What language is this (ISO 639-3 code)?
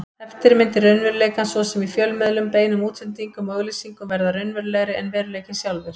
isl